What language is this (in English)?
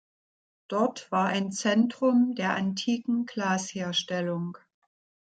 German